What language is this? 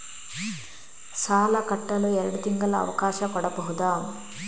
Kannada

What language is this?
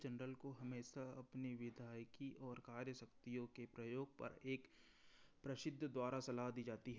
Hindi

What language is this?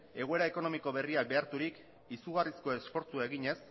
Basque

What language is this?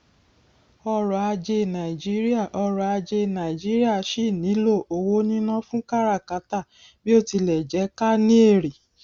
Yoruba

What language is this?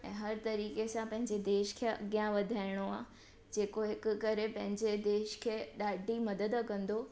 Sindhi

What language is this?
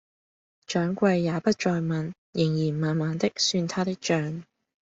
Cantonese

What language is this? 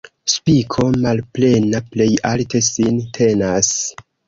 Esperanto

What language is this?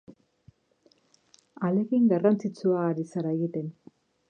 Basque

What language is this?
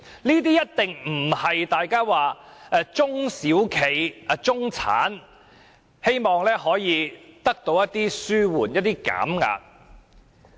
Cantonese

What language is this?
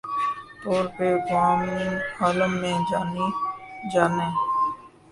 Urdu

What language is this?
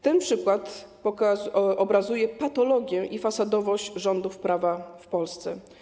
Polish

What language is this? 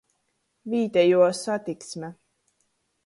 Latgalian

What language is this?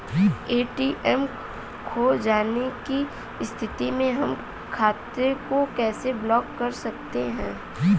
Bhojpuri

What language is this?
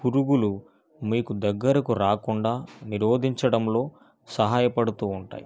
Telugu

